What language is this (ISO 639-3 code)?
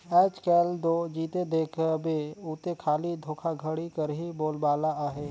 hne